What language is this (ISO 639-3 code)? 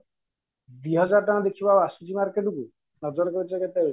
ori